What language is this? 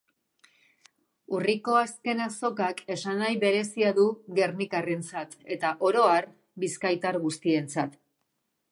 Basque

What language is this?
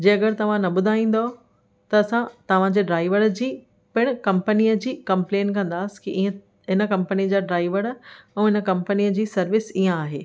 Sindhi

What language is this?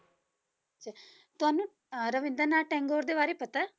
Punjabi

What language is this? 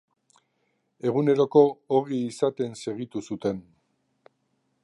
Basque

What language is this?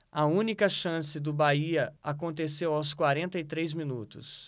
Portuguese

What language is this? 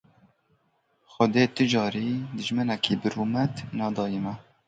Kurdish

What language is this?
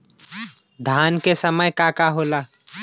Bhojpuri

